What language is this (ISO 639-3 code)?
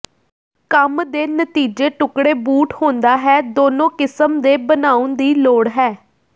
pan